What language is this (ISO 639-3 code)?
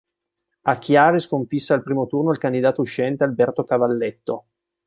ita